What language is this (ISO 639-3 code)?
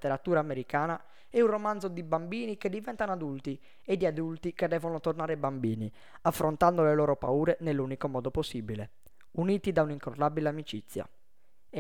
ita